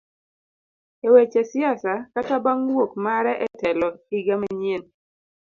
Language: Luo (Kenya and Tanzania)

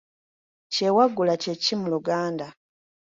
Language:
Ganda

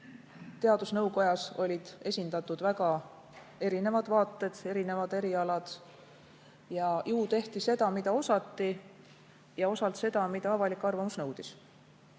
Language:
Estonian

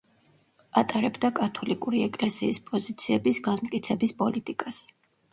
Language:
Georgian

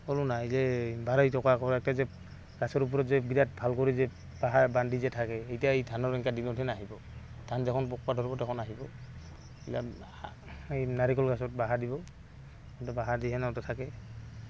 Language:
Assamese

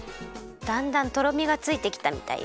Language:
Japanese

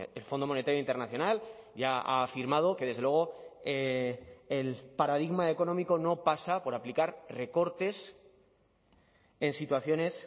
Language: Spanish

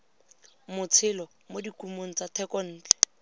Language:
Tswana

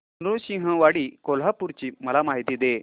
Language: Marathi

